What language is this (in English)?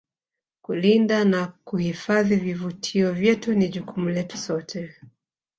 Swahili